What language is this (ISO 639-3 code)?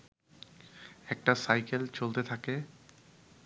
ben